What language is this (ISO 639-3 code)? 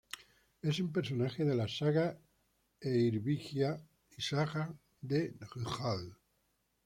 spa